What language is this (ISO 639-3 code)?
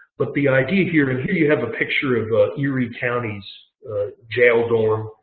eng